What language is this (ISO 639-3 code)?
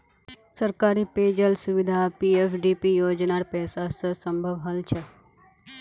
mag